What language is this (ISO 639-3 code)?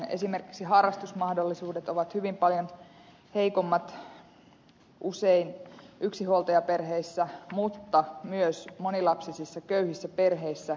fin